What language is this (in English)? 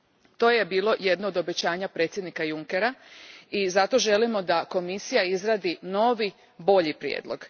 Croatian